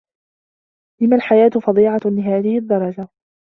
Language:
Arabic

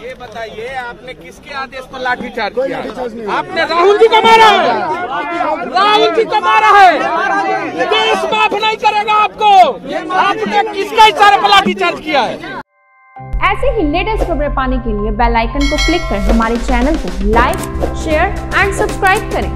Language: Hindi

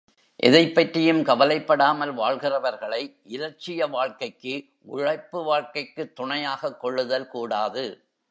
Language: Tamil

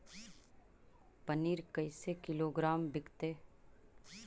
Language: Magahi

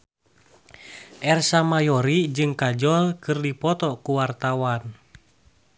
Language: Sundanese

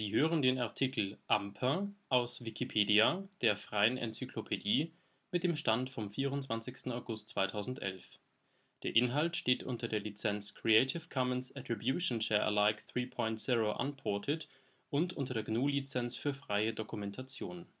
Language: German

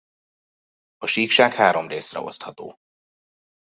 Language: Hungarian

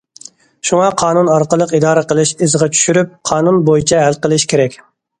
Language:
Uyghur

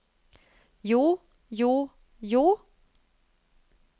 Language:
Norwegian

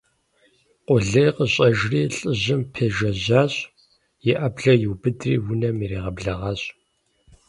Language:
Kabardian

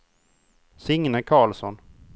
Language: Swedish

